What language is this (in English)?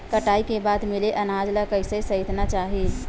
Chhattisgarhi